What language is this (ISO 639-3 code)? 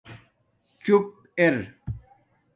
dmk